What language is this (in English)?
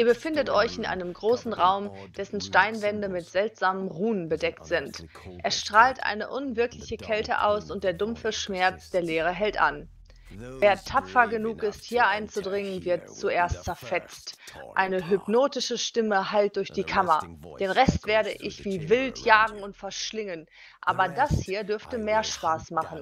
German